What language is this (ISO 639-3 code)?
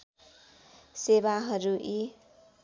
nep